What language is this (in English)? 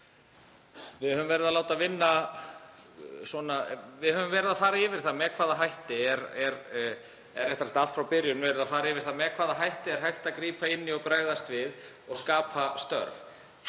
Icelandic